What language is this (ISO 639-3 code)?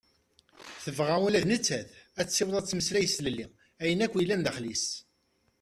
kab